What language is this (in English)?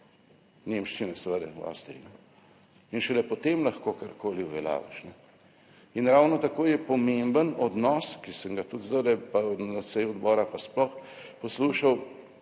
Slovenian